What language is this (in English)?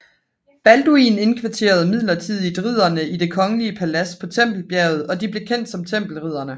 Danish